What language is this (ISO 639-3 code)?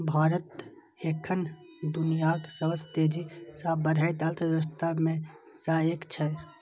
mai